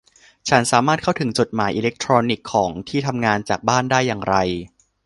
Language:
Thai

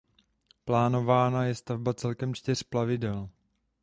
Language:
Czech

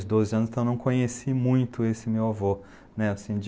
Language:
Portuguese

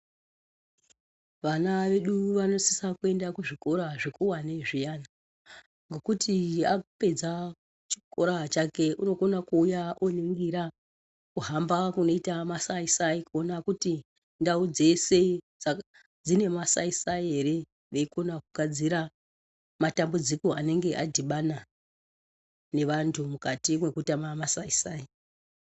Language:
Ndau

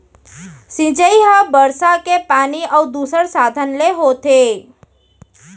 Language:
Chhattisgarhi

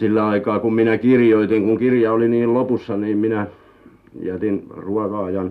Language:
Finnish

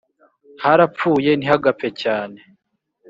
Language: Kinyarwanda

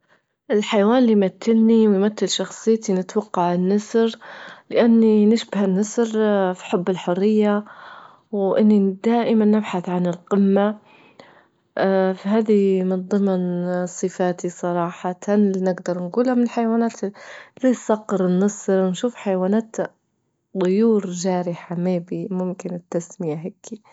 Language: Libyan Arabic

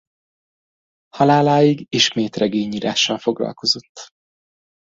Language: Hungarian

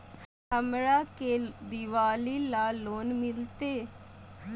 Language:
Magahi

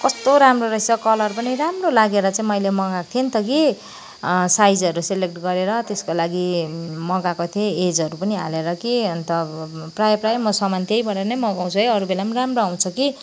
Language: Nepali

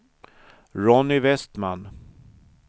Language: Swedish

